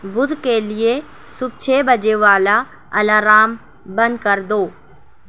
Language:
Urdu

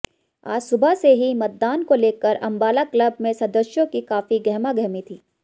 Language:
Hindi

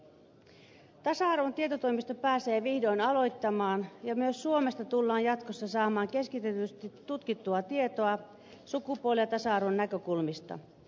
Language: Finnish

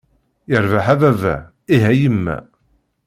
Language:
Kabyle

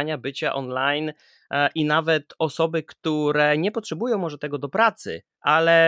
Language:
Polish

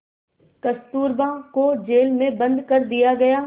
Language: Hindi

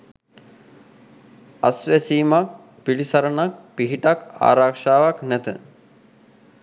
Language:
Sinhala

